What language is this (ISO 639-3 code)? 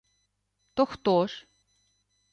ukr